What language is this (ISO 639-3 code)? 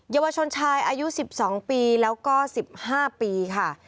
tha